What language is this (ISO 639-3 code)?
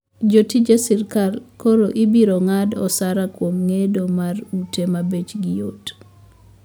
luo